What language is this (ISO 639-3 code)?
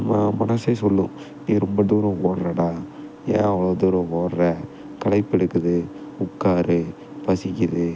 tam